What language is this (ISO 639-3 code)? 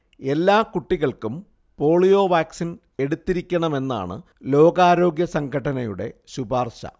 mal